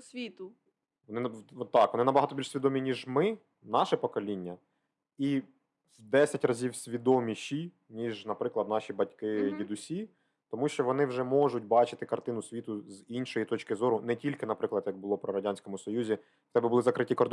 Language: Ukrainian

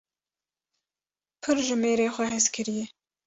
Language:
Kurdish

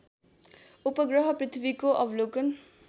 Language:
Nepali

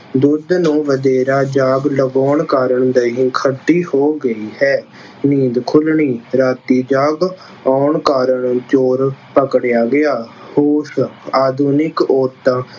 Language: Punjabi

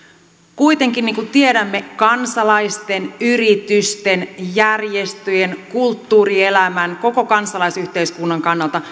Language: Finnish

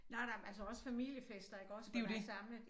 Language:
Danish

